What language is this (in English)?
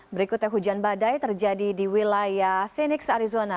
Indonesian